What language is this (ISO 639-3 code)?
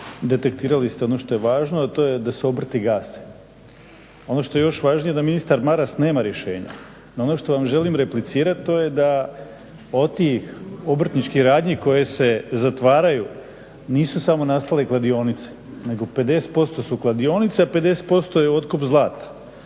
hrv